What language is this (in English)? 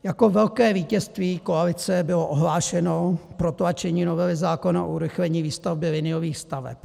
Czech